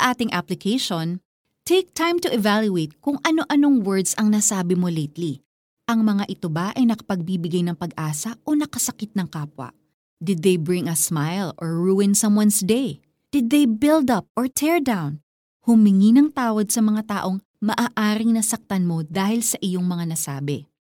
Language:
Filipino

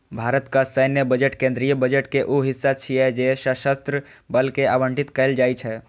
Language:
Maithili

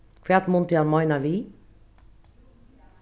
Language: Faroese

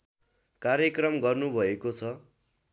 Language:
Nepali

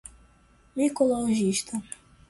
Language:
Portuguese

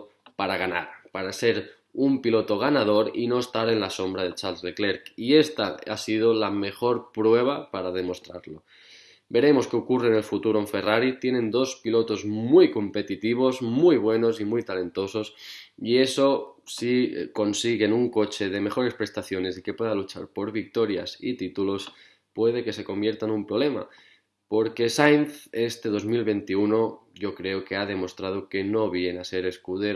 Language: Spanish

